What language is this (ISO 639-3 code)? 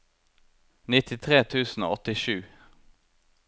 nor